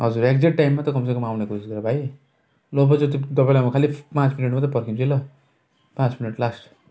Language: Nepali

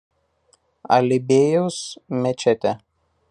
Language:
Lithuanian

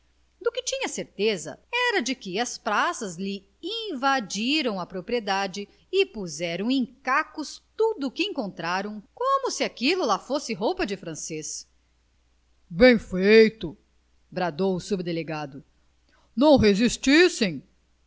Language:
Portuguese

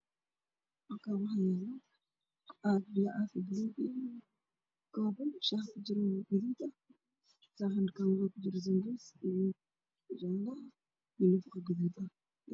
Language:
Somali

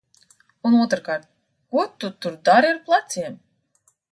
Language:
Latvian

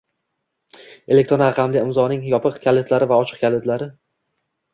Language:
Uzbek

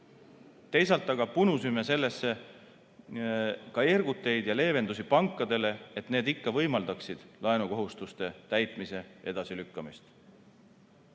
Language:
Estonian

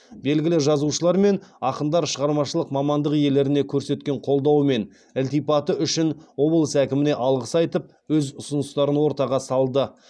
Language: Kazakh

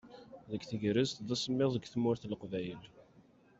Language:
Kabyle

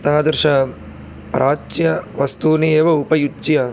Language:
Sanskrit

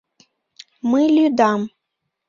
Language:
Mari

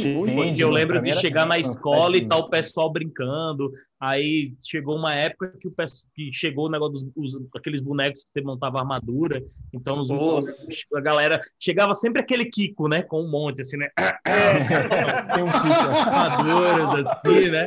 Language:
Portuguese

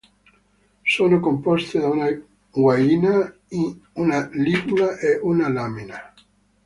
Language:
Italian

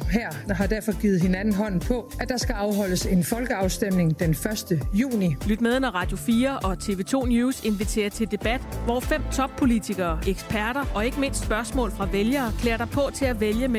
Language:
Danish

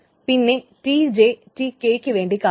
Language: Malayalam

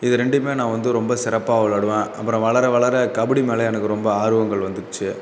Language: Tamil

